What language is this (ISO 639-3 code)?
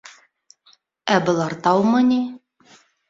bak